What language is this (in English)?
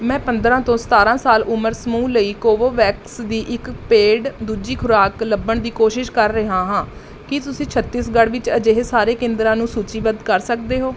Punjabi